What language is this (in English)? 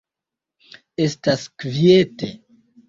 Esperanto